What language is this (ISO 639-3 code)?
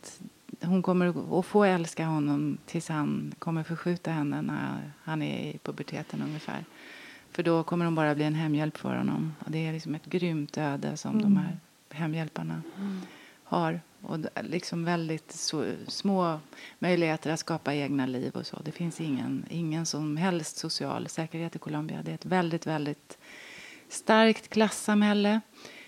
swe